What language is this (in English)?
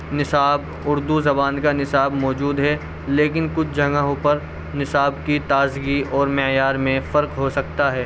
Urdu